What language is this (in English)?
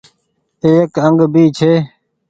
Goaria